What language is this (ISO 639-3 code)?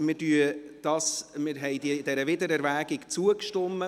gsw